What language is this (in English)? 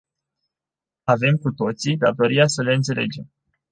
Romanian